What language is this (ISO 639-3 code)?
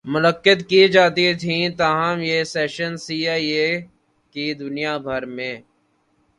urd